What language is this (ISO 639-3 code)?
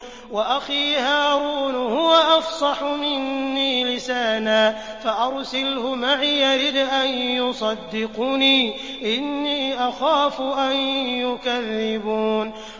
ara